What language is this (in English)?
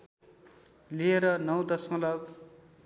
Nepali